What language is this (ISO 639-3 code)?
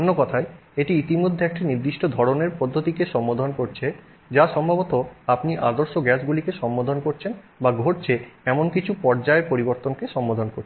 ben